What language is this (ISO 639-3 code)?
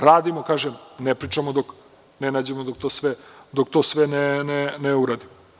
srp